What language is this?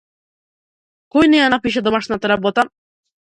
Macedonian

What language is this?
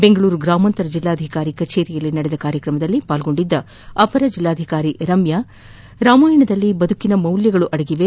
Kannada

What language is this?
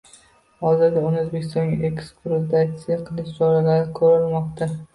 Uzbek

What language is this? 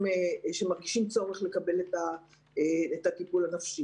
Hebrew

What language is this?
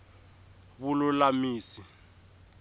Tsonga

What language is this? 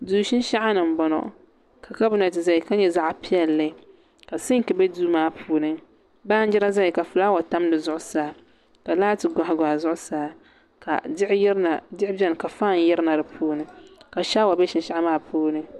Dagbani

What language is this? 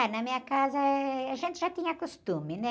Portuguese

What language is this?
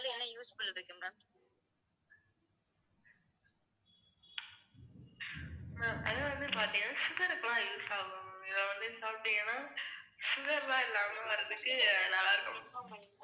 Tamil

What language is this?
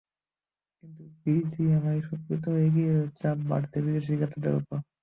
Bangla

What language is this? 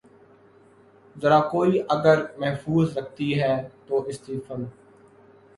Urdu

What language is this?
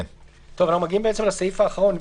Hebrew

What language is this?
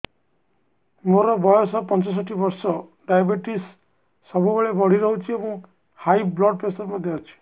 Odia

